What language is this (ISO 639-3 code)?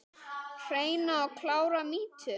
isl